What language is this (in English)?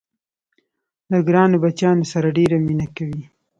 Pashto